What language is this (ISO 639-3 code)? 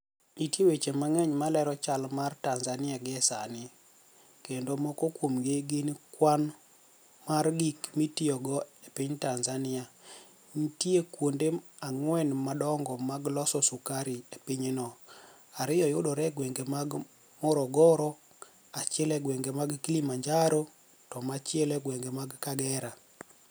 luo